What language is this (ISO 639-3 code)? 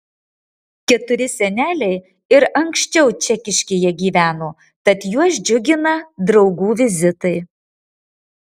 lit